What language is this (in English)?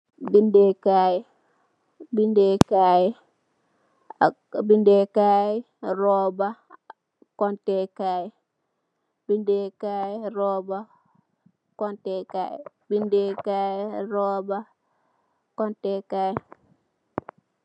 Wolof